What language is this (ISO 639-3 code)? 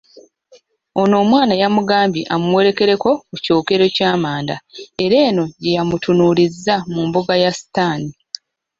lug